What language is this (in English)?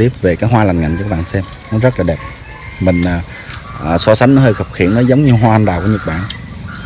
Vietnamese